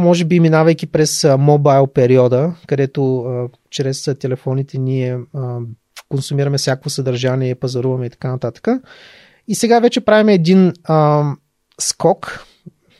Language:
Bulgarian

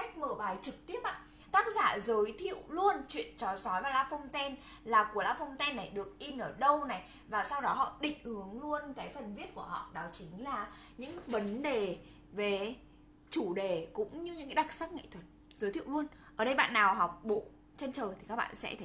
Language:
Vietnamese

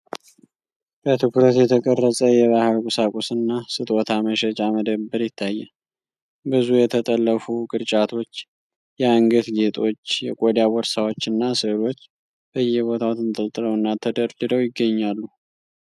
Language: Amharic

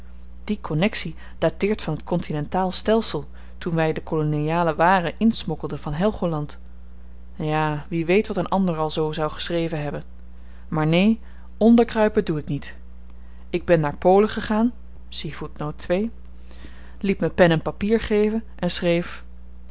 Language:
Dutch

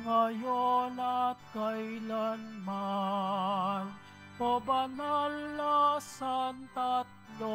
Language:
Filipino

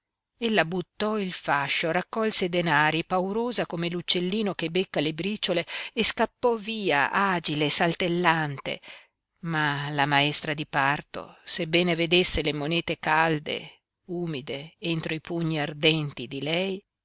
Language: Italian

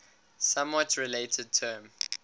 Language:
English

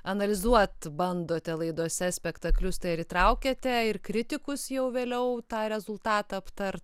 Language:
Lithuanian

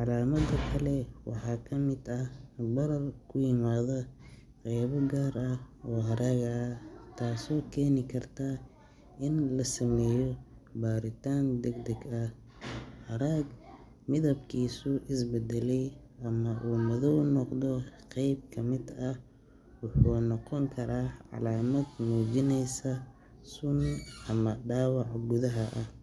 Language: Somali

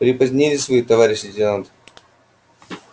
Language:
Russian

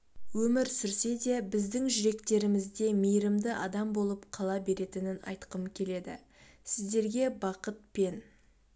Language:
Kazakh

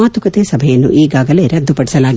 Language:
Kannada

